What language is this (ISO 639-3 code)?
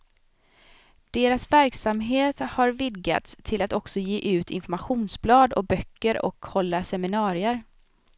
swe